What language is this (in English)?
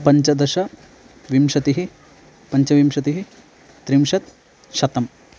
Sanskrit